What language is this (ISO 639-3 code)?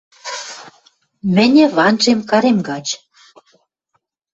mrj